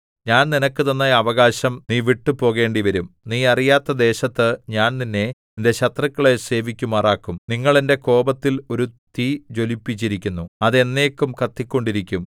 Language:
Malayalam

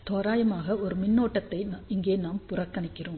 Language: Tamil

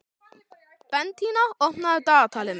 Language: Icelandic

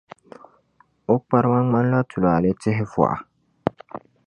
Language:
Dagbani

